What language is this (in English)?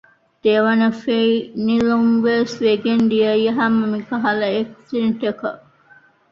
Divehi